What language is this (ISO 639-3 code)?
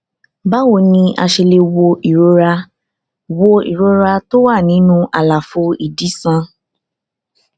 yor